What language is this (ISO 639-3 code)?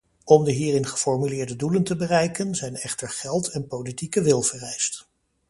nld